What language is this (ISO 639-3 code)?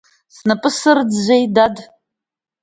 abk